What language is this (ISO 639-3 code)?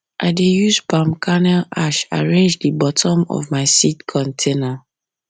pcm